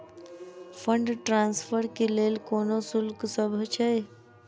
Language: Maithili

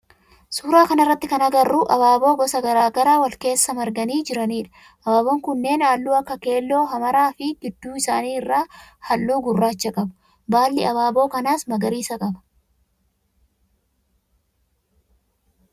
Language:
Oromo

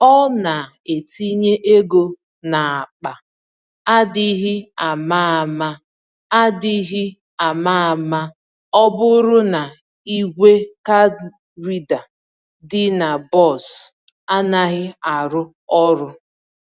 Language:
Igbo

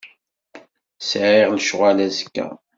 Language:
Kabyle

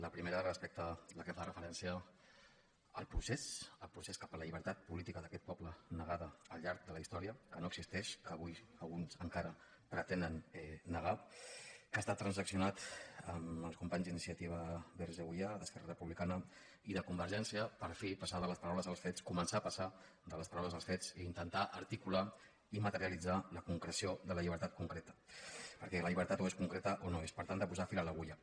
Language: Catalan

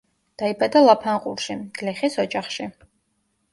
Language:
Georgian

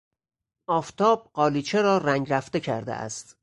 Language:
Persian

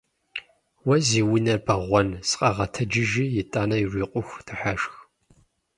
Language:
Kabardian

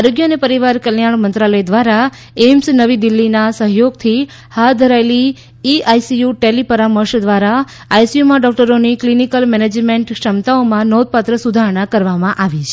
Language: Gujarati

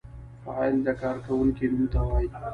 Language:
Pashto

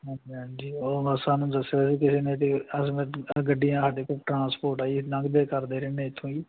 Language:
Punjabi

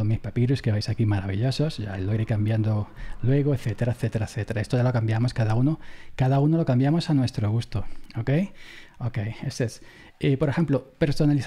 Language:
Spanish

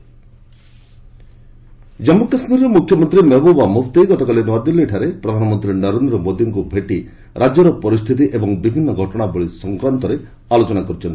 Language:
Odia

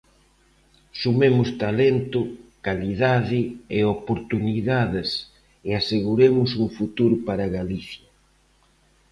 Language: Galician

